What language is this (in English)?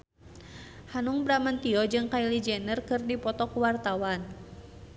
Sundanese